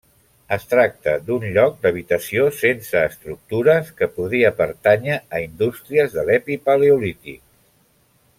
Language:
Catalan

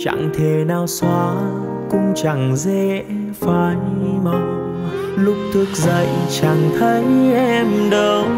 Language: Vietnamese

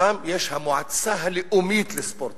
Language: Hebrew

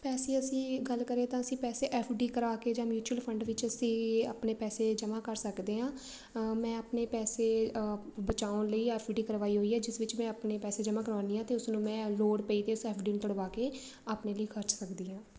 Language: Punjabi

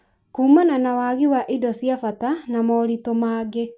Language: Kikuyu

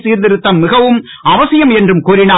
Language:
Tamil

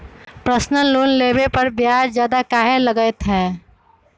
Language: Magahi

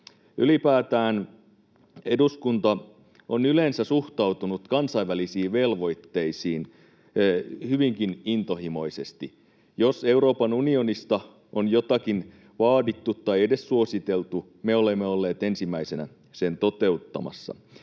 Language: Finnish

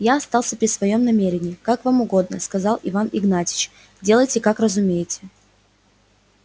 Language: Russian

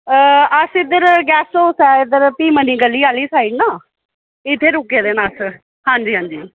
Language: Dogri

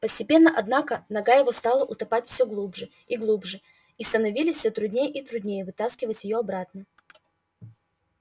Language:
Russian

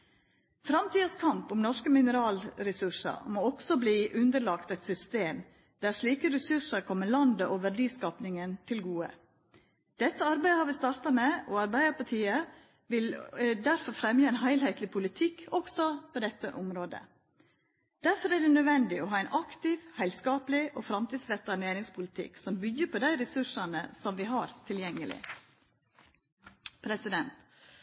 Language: Norwegian Nynorsk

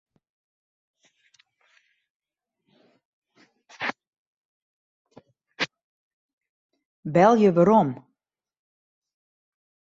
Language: Western Frisian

